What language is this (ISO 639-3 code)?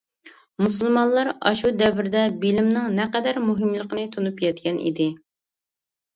uig